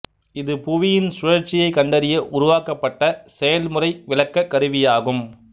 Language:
Tamil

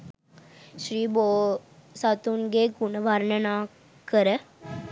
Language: Sinhala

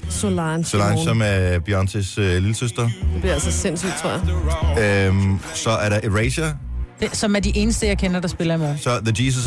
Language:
Danish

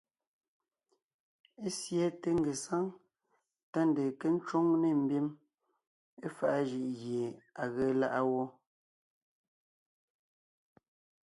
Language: Ngiemboon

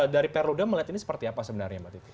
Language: Indonesian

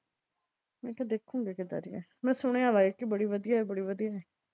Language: Punjabi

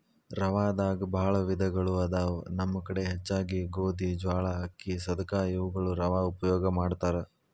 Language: Kannada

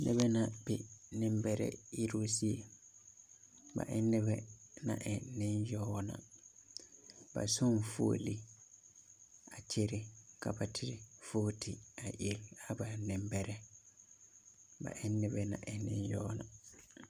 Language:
Southern Dagaare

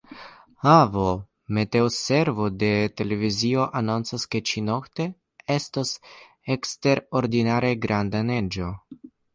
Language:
Esperanto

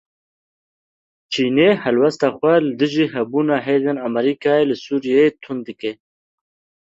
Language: Kurdish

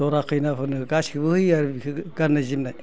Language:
Bodo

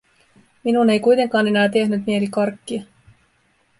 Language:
Finnish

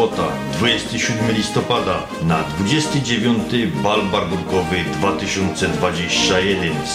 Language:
Polish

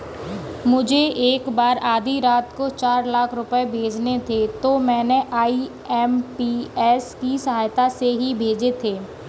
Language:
Hindi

